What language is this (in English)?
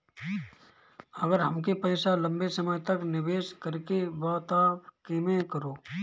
Bhojpuri